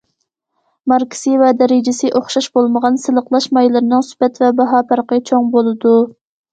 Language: Uyghur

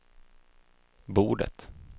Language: Swedish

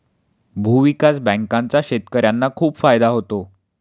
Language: Marathi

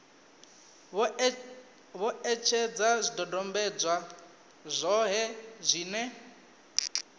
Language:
Venda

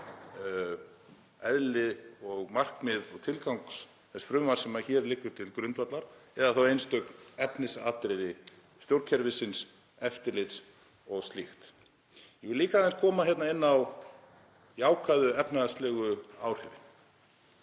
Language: Icelandic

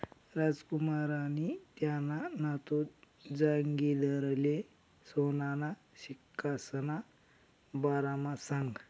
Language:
Marathi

